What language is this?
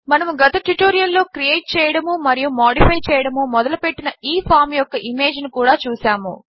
Telugu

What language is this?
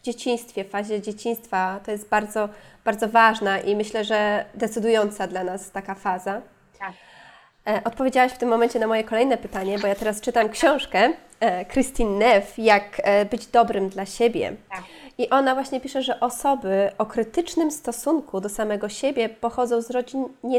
Polish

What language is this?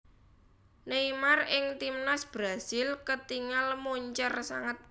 Javanese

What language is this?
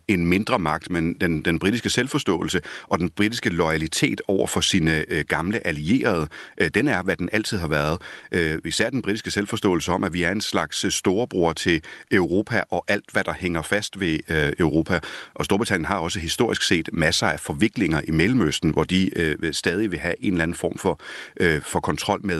Danish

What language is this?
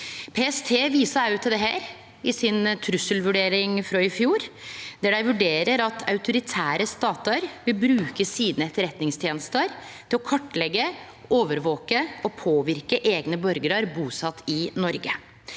Norwegian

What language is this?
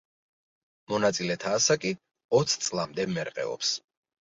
Georgian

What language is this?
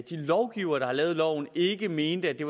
Danish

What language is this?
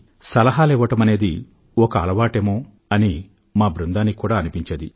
Telugu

